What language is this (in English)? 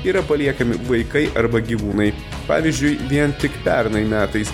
Lithuanian